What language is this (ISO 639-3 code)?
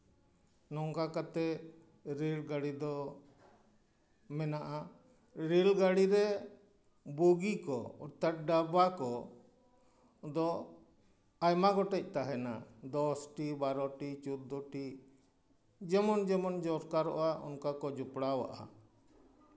sat